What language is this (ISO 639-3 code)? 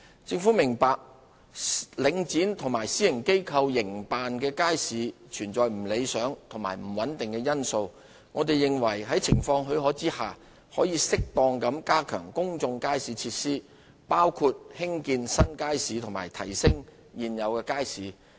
yue